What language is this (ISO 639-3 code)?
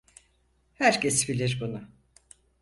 tur